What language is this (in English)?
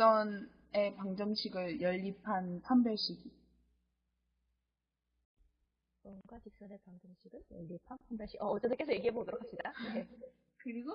Korean